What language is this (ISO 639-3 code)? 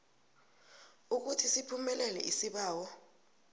nbl